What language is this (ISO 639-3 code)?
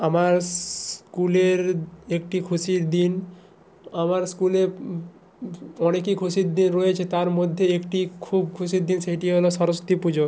ben